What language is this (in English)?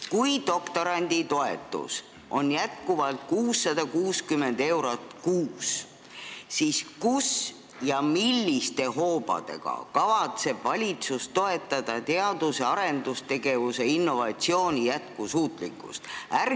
Estonian